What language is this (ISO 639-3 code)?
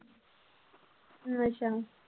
pan